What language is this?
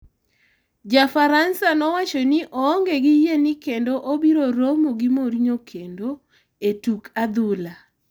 Luo (Kenya and Tanzania)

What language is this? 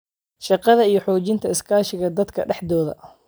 Somali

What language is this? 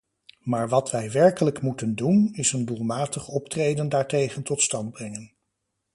Dutch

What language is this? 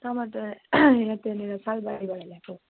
Nepali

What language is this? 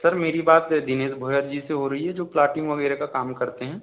Hindi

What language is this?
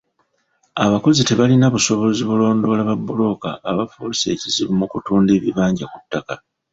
Ganda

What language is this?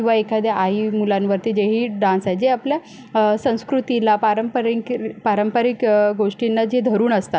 Marathi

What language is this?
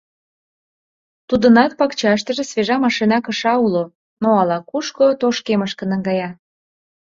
Mari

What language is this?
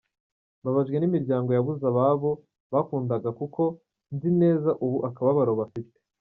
Kinyarwanda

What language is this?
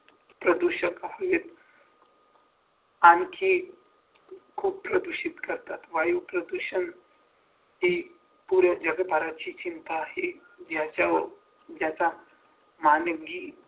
Marathi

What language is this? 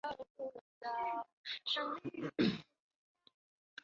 Chinese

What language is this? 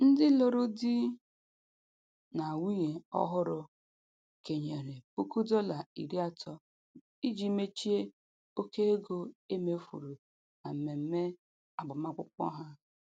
Igbo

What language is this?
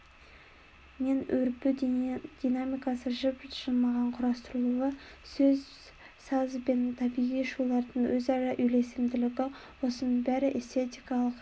Kazakh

